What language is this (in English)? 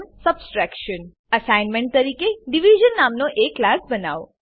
Gujarati